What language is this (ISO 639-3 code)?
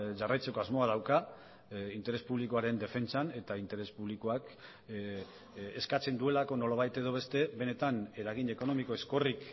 eus